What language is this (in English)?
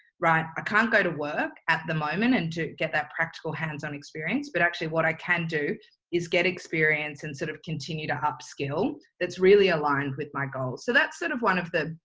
English